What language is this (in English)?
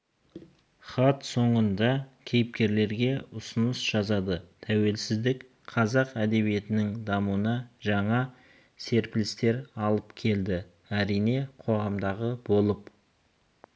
Kazakh